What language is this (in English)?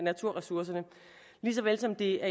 Danish